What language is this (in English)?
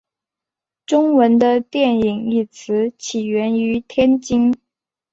Chinese